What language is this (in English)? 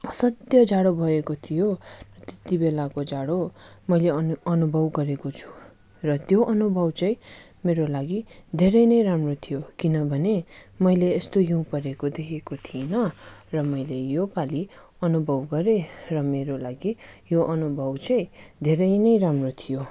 Nepali